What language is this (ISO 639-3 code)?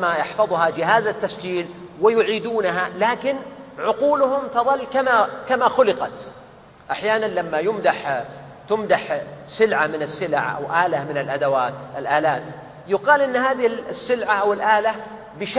ara